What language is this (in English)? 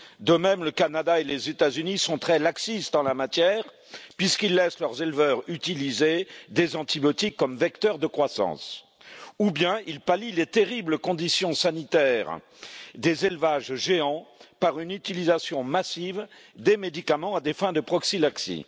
French